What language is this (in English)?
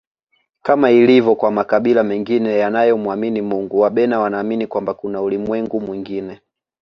Swahili